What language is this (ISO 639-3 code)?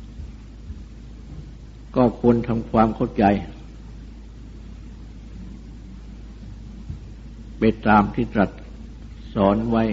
tha